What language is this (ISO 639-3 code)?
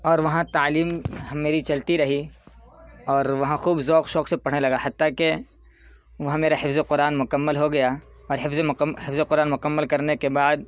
urd